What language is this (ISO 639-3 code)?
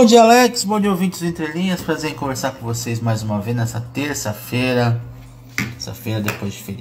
por